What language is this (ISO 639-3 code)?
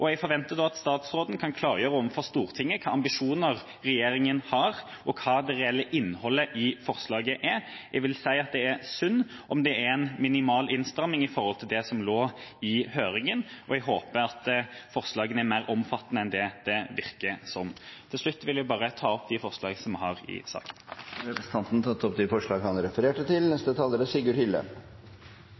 nob